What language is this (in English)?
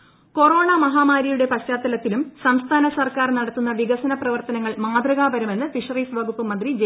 Malayalam